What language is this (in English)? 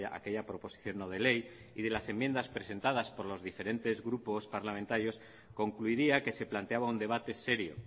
Spanish